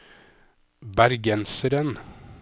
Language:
Norwegian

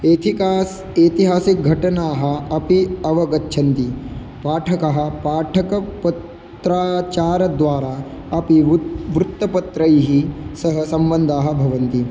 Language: Sanskrit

